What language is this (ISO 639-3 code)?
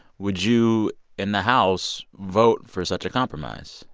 eng